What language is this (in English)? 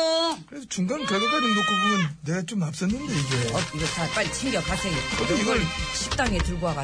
Korean